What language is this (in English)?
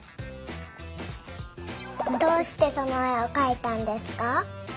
Japanese